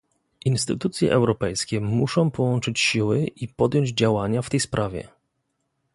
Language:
Polish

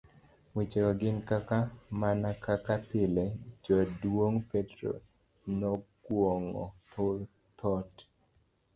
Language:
Luo (Kenya and Tanzania)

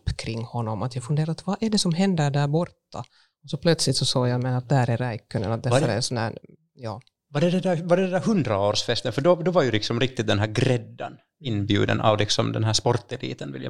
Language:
Swedish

